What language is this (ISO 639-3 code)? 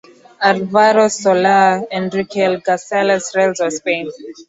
swa